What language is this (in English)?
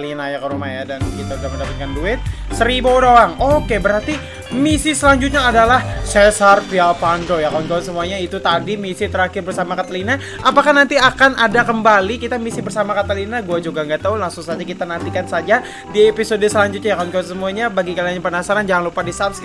Indonesian